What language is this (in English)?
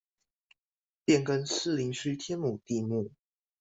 Chinese